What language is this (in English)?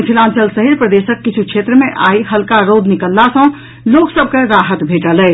Maithili